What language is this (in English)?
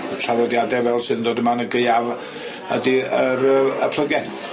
Welsh